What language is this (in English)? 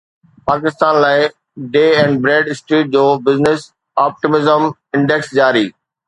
Sindhi